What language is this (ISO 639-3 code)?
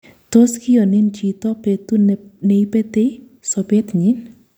kln